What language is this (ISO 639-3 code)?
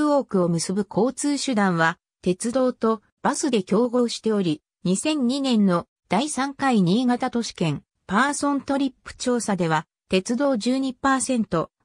jpn